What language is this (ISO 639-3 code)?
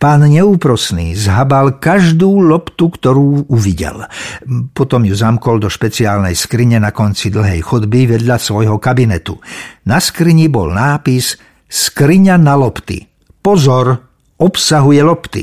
slk